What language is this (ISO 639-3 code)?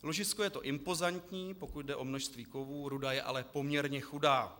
ces